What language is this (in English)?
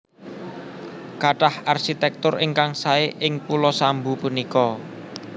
Javanese